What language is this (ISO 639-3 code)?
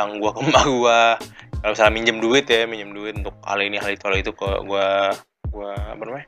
ind